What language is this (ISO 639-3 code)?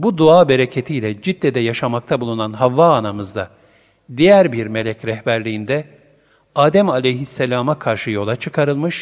tur